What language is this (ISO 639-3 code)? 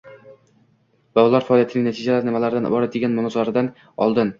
uzb